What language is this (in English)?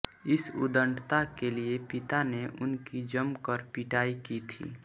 Hindi